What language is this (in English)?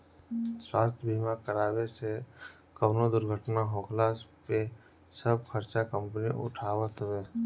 Bhojpuri